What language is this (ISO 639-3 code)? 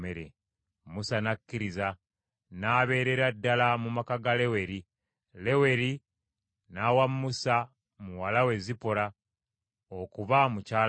lug